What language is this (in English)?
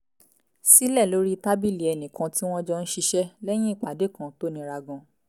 Yoruba